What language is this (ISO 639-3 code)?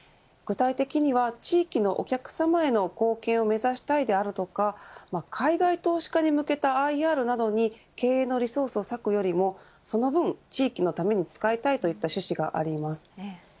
jpn